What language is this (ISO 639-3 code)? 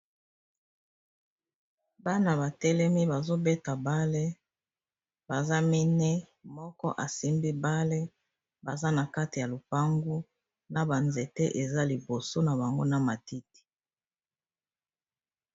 lin